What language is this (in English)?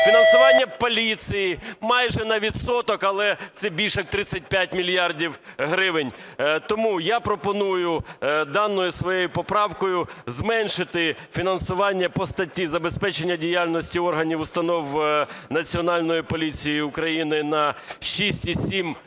Ukrainian